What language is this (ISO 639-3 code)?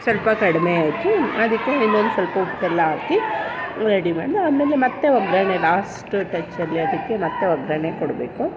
kan